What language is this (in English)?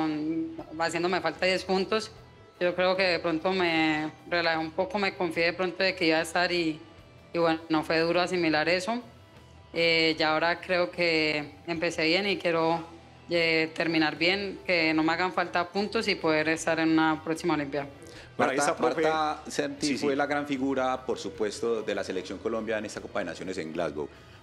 Spanish